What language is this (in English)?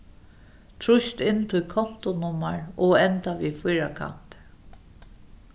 Faroese